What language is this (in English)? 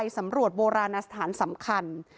Thai